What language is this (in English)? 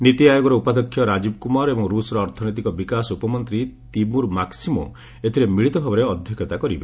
Odia